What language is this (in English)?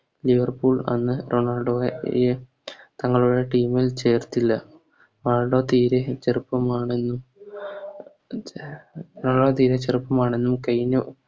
Malayalam